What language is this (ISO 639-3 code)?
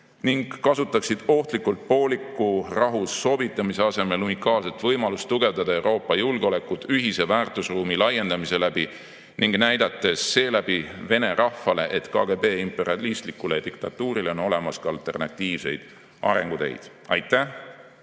est